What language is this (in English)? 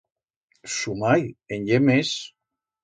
Aragonese